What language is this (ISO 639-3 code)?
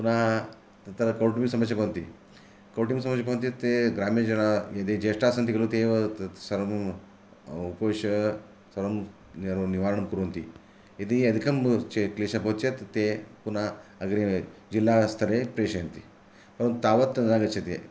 san